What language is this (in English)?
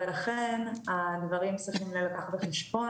Hebrew